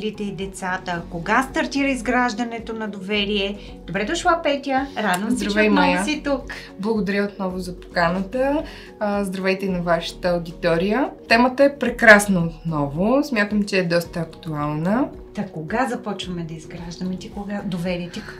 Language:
Bulgarian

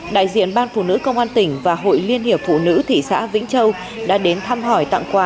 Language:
Vietnamese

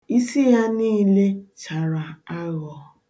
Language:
Igbo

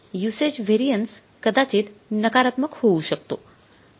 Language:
Marathi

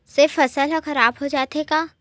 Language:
Chhattisgarhi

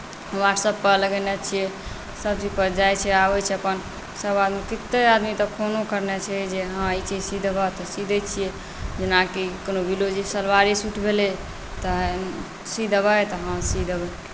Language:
Maithili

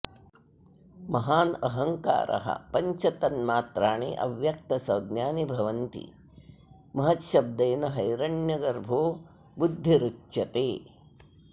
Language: Sanskrit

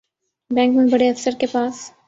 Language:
Urdu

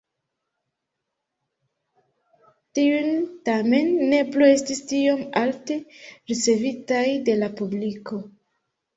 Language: Esperanto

